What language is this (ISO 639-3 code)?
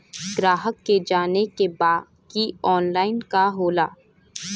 bho